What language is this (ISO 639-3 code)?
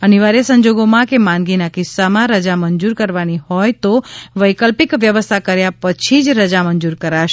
guj